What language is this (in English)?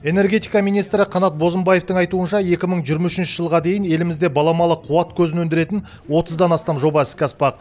Kazakh